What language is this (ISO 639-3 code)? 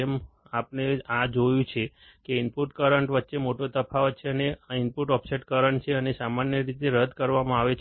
guj